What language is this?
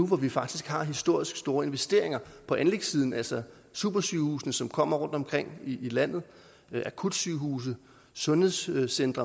Danish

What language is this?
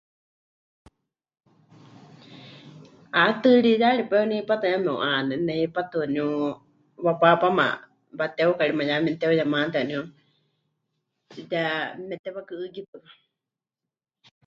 Huichol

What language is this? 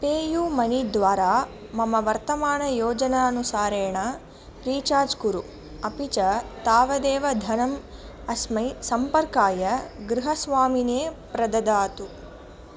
Sanskrit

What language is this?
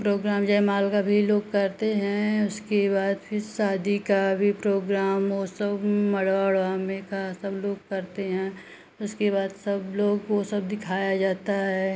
Hindi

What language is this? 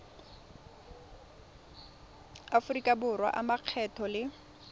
Tswana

